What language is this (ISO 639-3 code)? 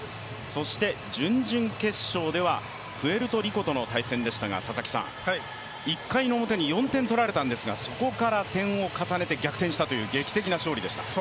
jpn